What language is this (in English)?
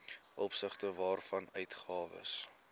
Afrikaans